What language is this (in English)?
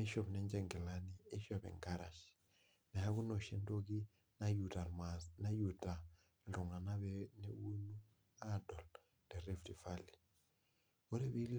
Masai